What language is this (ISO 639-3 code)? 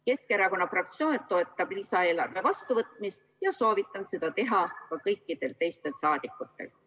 est